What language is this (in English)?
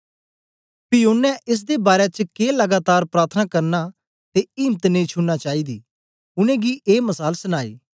Dogri